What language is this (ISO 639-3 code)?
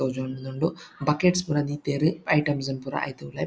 tcy